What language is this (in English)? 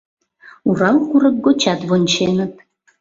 Mari